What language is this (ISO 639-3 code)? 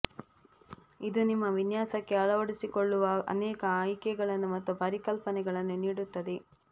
kan